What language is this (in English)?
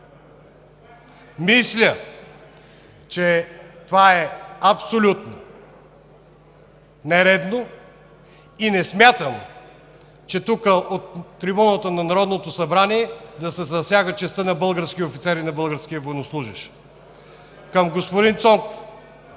Bulgarian